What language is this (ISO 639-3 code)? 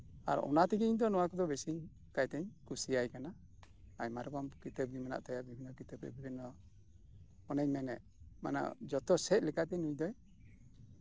sat